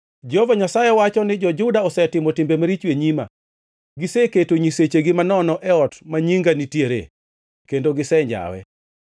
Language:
Luo (Kenya and Tanzania)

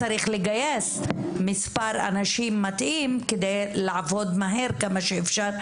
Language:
Hebrew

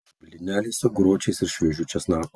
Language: Lithuanian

